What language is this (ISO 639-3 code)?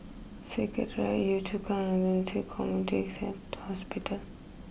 eng